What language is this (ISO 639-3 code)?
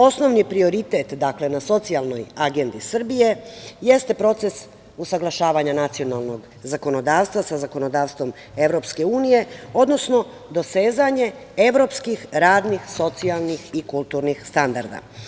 srp